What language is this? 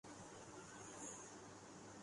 Urdu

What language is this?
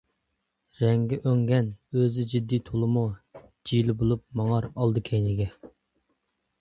Uyghur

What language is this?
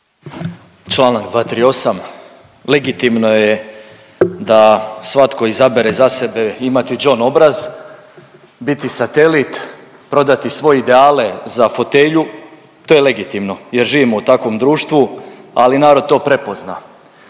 Croatian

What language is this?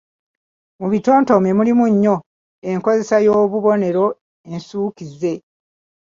Ganda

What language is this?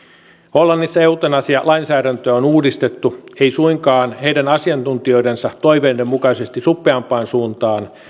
Finnish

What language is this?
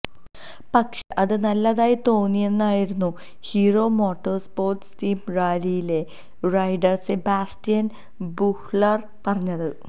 Malayalam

